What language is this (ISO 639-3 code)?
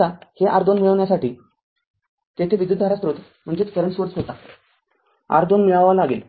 mar